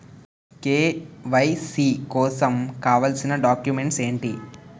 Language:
Telugu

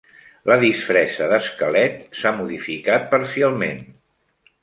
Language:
Catalan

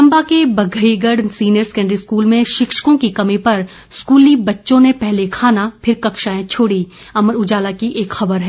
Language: Hindi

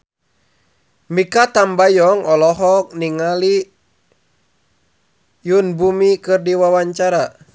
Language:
Sundanese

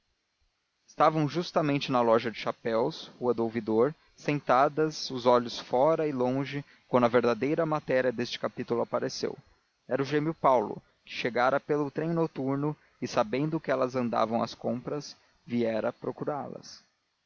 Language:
Portuguese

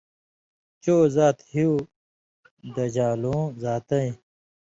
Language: Indus Kohistani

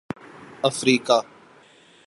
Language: Urdu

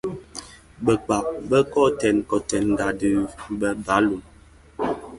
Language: Bafia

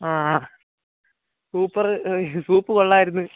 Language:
Malayalam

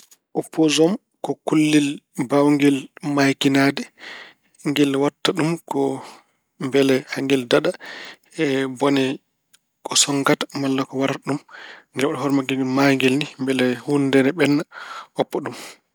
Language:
Fula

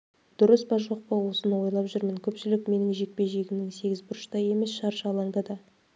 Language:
Kazakh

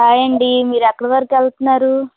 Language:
Telugu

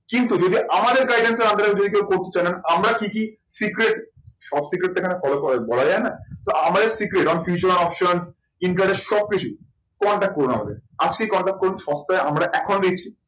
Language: Bangla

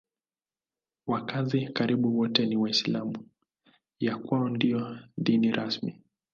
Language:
Swahili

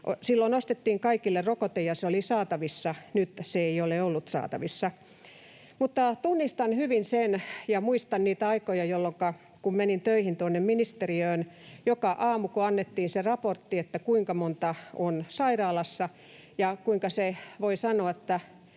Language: Finnish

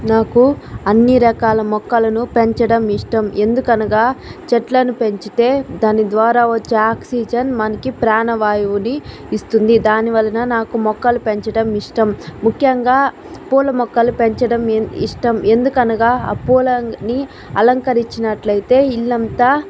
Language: Telugu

